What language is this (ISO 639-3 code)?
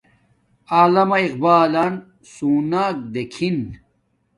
dmk